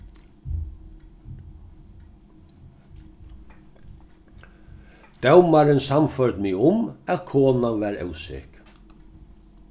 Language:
Faroese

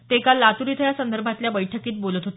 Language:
Marathi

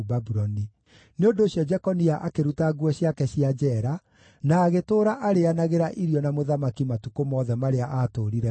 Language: Kikuyu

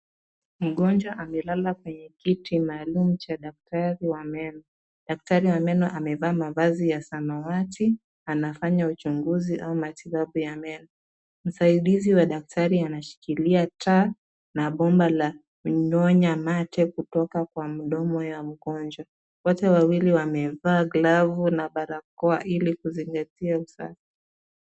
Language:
Swahili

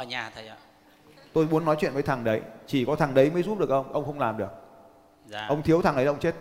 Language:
Vietnamese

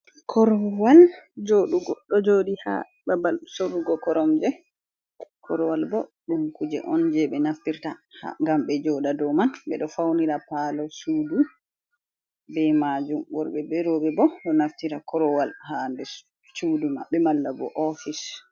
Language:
Fula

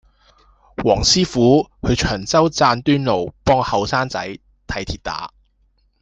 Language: Cantonese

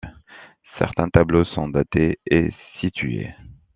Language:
French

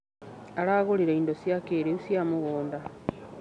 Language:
Kikuyu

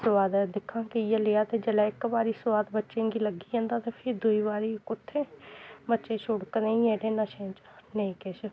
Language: Dogri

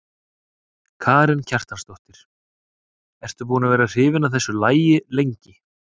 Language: Icelandic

